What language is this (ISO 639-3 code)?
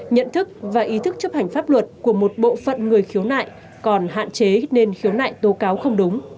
vie